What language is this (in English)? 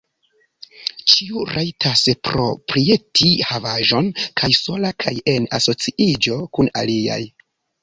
Esperanto